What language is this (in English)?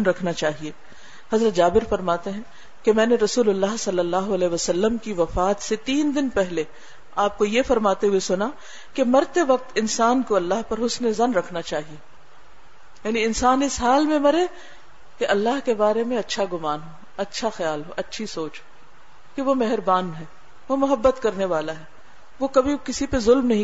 Urdu